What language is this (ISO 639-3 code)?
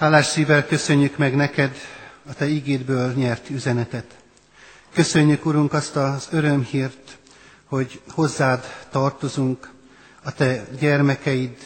hun